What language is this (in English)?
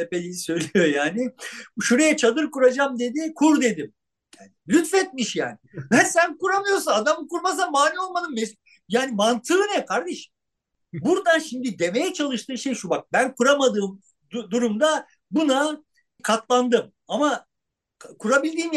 Turkish